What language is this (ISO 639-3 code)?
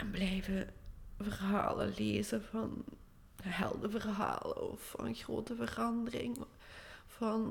nld